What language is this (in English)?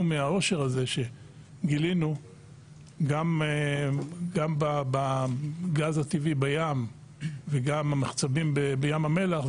Hebrew